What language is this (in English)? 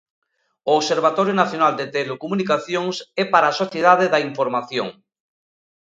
Galician